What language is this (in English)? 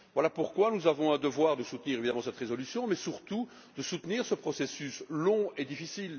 French